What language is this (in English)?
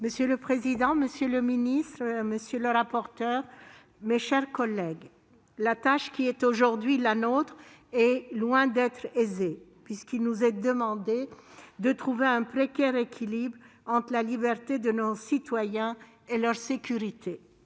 French